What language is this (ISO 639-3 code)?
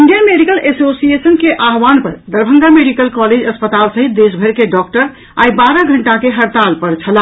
mai